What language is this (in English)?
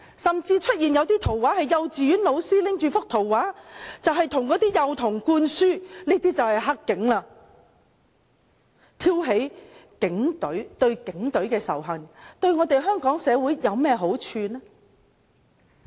Cantonese